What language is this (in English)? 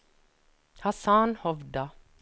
Norwegian